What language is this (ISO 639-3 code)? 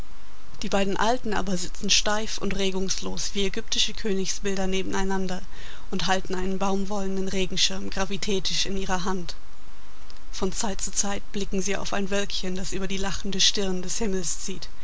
deu